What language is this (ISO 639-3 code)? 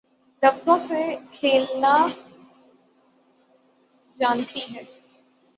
urd